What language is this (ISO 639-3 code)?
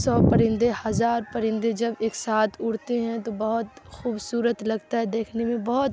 urd